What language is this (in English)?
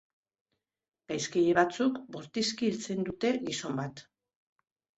Basque